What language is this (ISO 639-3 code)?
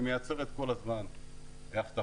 heb